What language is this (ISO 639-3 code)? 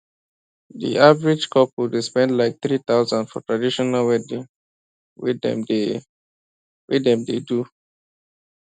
pcm